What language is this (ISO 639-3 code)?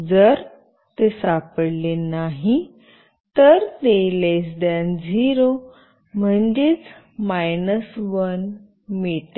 mar